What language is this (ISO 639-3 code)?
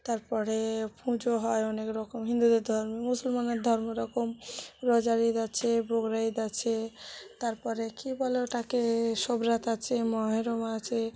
ben